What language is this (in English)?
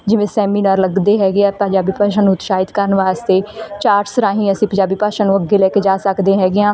Punjabi